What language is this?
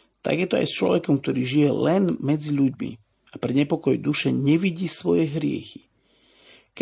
Slovak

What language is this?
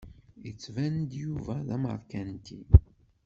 Kabyle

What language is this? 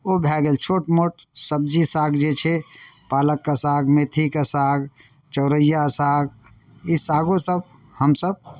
Maithili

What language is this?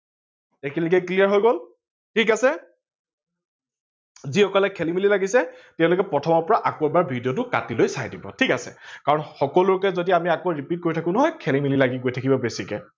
Assamese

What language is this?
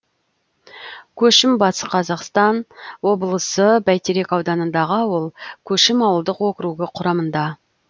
Kazakh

